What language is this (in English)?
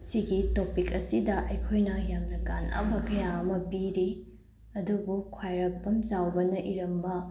Manipuri